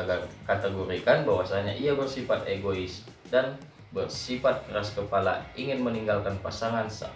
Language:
Indonesian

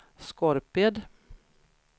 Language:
Swedish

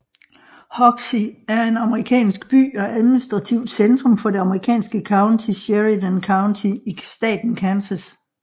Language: Danish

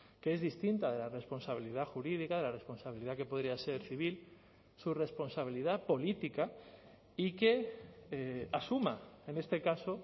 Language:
Spanish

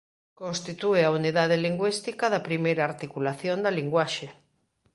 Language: Galician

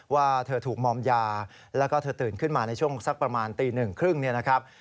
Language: Thai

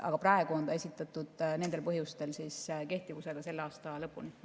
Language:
Estonian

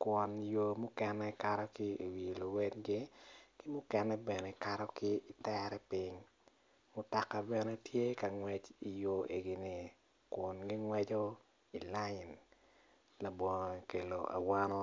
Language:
Acoli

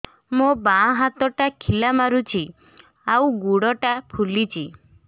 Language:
Odia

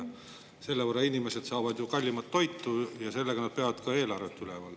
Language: Estonian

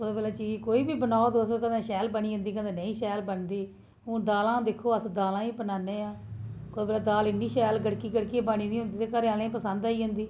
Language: Dogri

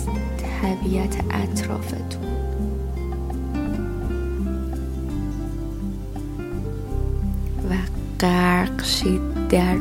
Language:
Persian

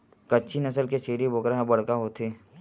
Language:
Chhattisgarhi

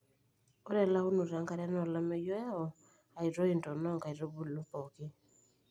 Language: Masai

